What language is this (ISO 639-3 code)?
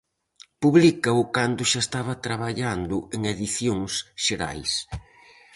glg